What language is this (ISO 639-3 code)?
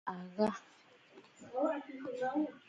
bfd